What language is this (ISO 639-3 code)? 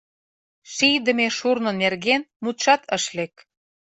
chm